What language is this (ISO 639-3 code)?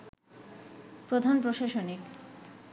ben